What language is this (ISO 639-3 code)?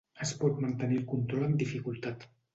cat